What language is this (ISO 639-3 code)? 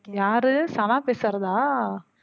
tam